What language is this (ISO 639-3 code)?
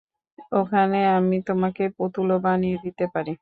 ben